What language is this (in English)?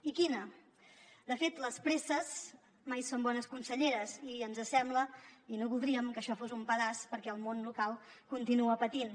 Catalan